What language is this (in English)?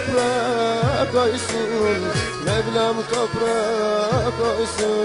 Turkish